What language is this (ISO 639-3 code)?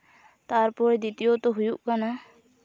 sat